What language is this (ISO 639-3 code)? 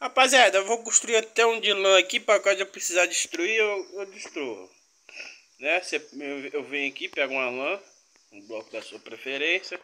por